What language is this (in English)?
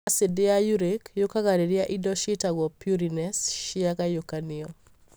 Kikuyu